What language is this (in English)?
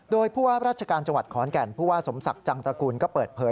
Thai